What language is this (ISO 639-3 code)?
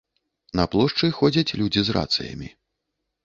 bel